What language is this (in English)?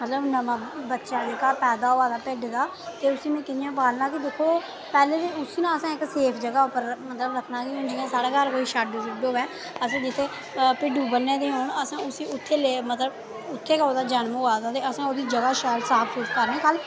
Dogri